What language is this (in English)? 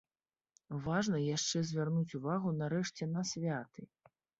Belarusian